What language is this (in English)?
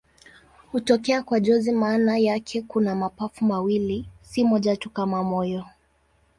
Swahili